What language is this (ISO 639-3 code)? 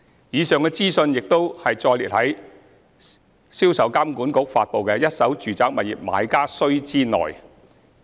yue